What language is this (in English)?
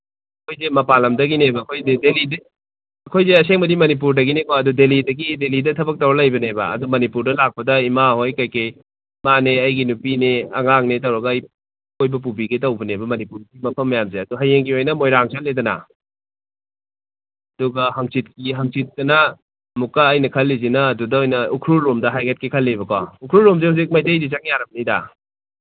Manipuri